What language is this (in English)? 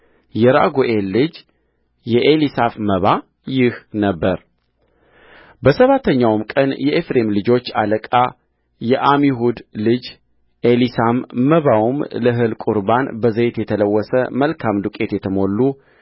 Amharic